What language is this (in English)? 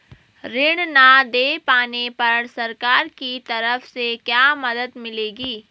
Hindi